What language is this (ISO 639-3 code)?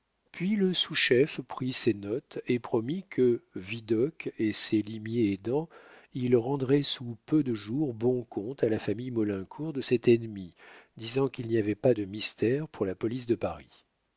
fra